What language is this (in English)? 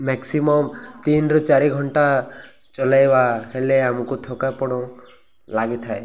Odia